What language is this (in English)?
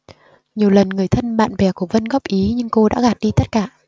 Vietnamese